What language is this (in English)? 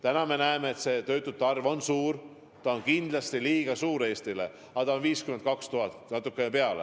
Estonian